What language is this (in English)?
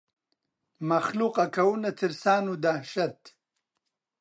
Central Kurdish